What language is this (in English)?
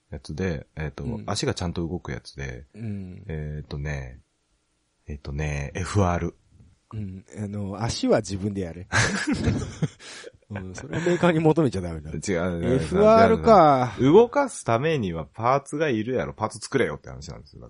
Japanese